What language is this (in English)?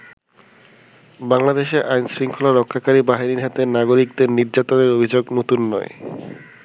Bangla